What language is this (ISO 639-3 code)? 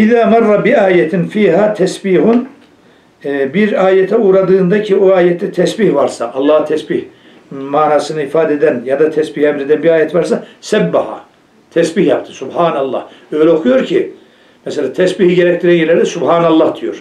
tur